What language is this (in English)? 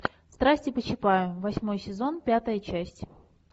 Russian